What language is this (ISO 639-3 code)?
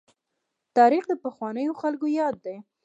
pus